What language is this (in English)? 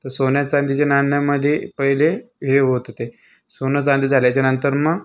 Marathi